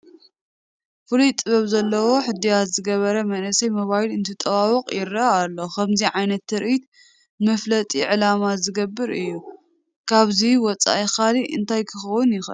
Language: Tigrinya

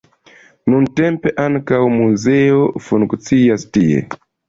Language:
Esperanto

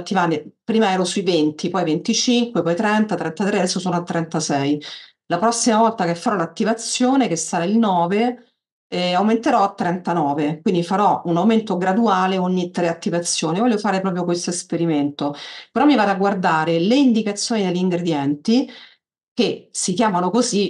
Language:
Italian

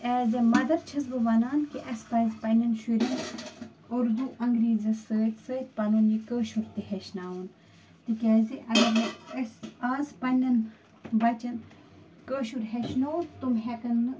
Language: Kashmiri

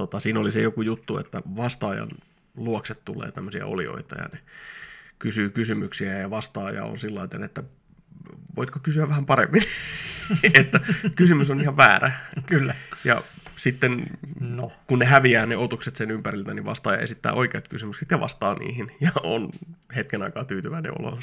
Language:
Finnish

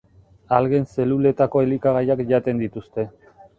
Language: Basque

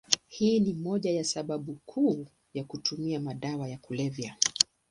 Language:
Swahili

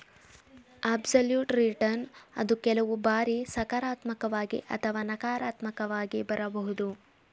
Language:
Kannada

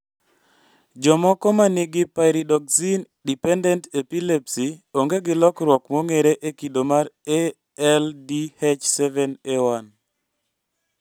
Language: Luo (Kenya and Tanzania)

